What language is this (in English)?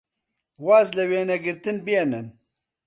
Central Kurdish